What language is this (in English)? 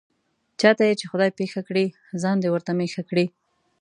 Pashto